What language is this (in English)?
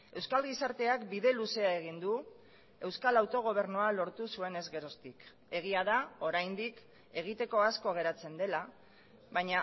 Basque